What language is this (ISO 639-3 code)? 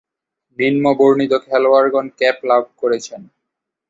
ben